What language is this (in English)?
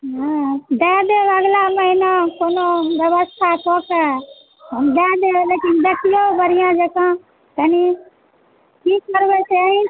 Maithili